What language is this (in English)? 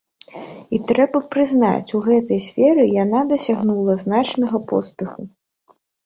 Belarusian